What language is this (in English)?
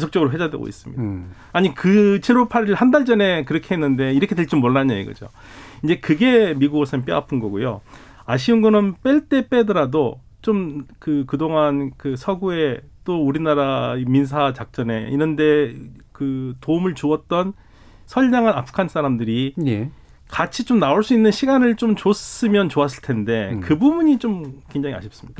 Korean